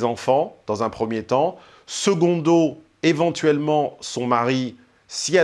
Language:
French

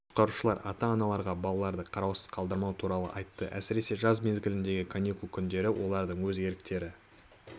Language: Kazakh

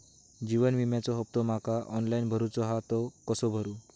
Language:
Marathi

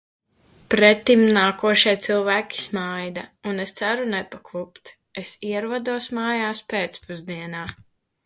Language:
Latvian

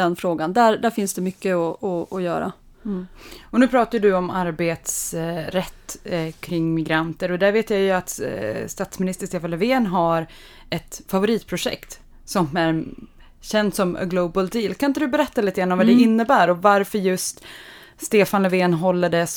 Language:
Swedish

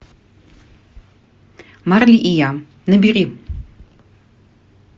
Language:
Russian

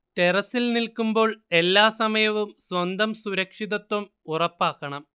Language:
Malayalam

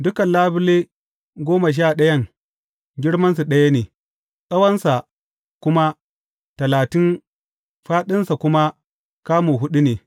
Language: Hausa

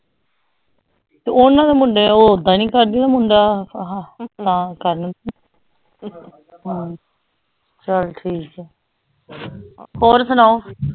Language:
Punjabi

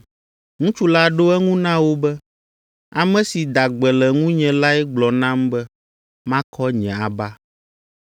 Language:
Ewe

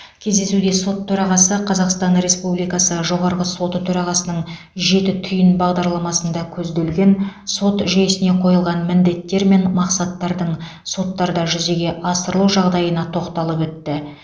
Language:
Kazakh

